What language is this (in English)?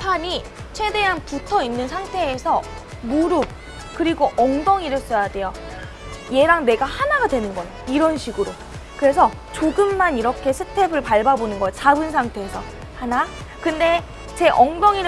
Korean